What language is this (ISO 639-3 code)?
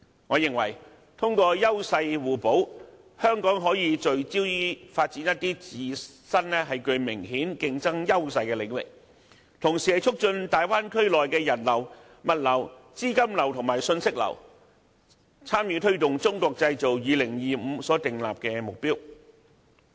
yue